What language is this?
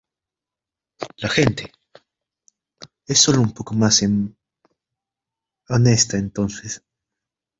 Spanish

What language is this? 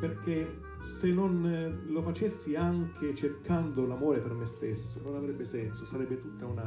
Italian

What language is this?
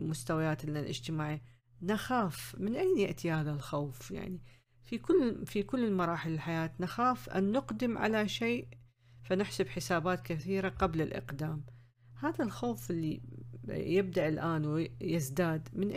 Arabic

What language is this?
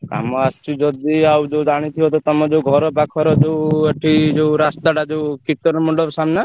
Odia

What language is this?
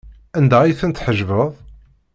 Kabyle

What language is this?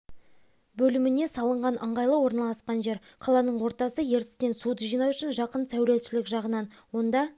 Kazakh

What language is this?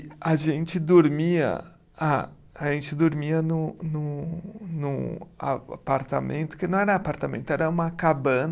Portuguese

